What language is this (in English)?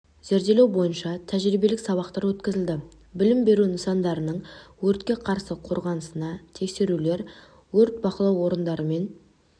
Kazakh